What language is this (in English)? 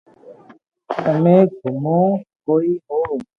Loarki